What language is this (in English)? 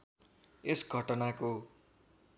Nepali